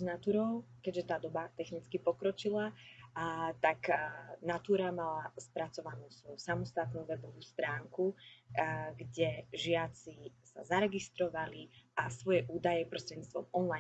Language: Slovak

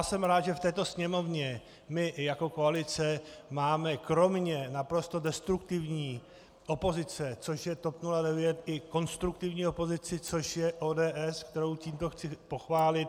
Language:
Czech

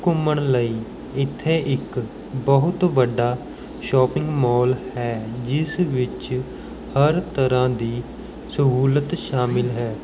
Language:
Punjabi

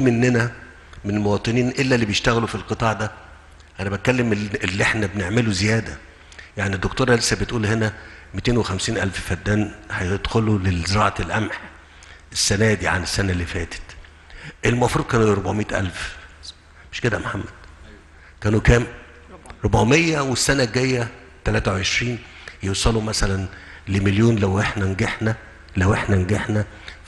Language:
Arabic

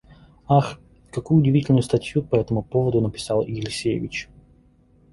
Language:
Russian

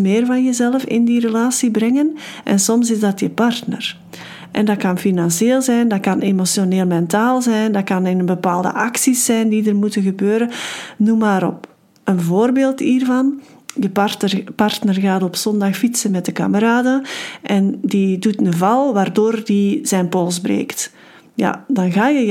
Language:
Dutch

